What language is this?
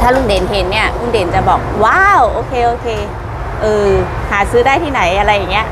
Thai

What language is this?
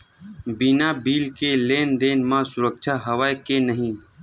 Chhattisgarhi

